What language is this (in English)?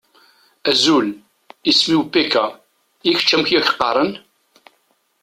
Kabyle